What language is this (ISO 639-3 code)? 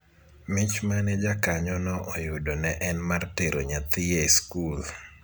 luo